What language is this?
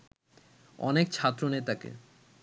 Bangla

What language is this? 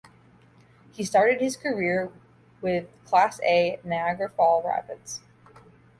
English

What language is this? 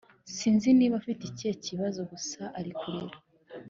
Kinyarwanda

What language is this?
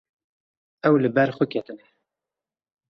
Kurdish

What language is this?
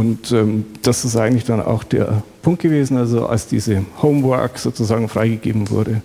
German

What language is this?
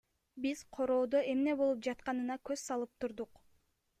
Kyrgyz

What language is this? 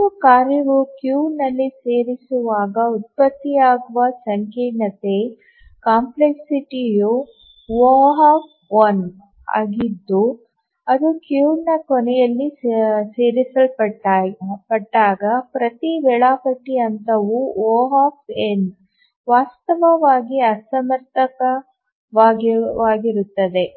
Kannada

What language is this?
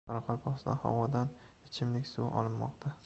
Uzbek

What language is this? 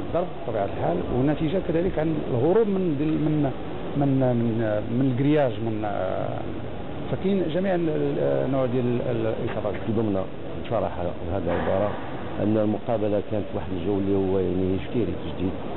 Arabic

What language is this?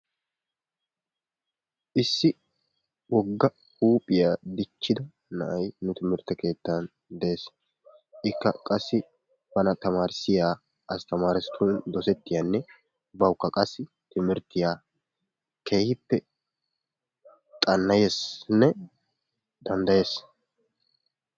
Wolaytta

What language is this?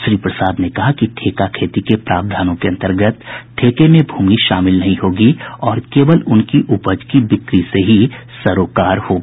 Hindi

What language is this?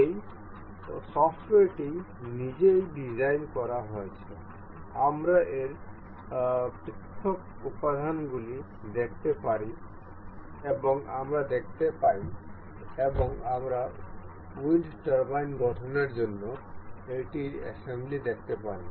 Bangla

